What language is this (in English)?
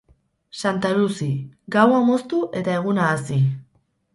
Basque